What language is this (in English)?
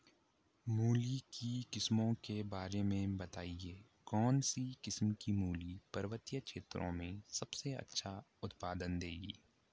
Hindi